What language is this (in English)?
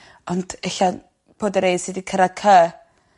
Welsh